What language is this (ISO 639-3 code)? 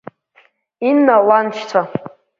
abk